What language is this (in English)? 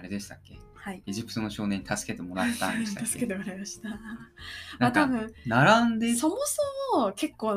Japanese